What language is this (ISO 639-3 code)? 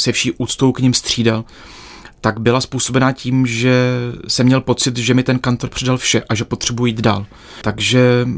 ces